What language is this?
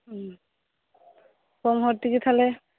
Santali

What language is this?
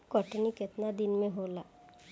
Bhojpuri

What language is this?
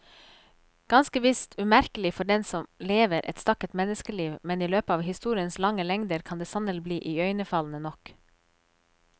Norwegian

